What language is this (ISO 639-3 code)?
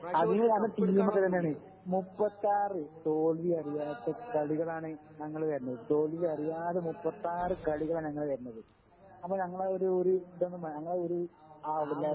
mal